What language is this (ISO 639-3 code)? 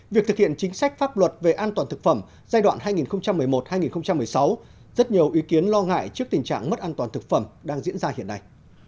vie